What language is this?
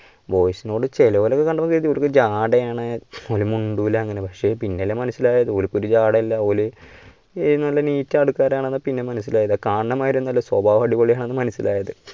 Malayalam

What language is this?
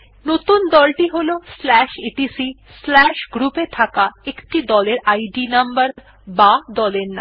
Bangla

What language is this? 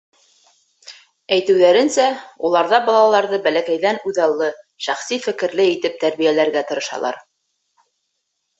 Bashkir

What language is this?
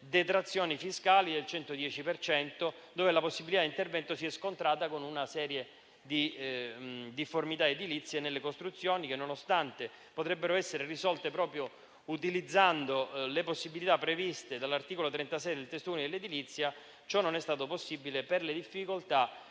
Italian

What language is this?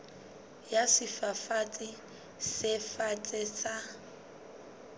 Southern Sotho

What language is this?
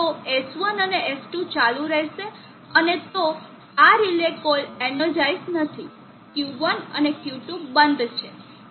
Gujarati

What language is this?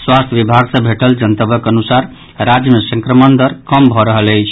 Maithili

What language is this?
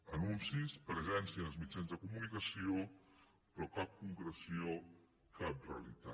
Catalan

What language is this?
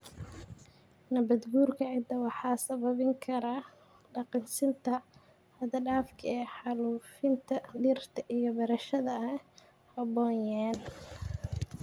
Somali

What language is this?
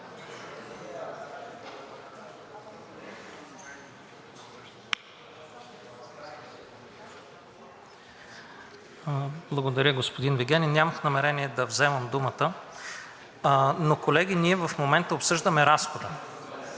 Bulgarian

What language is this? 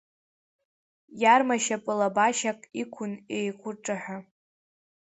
Abkhazian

